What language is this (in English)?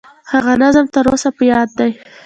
Pashto